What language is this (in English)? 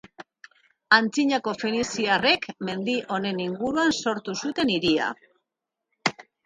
Basque